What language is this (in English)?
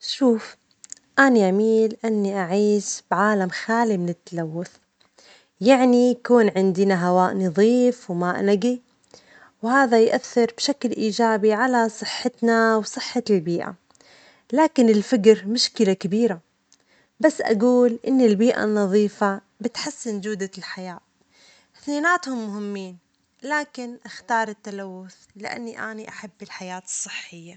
Omani Arabic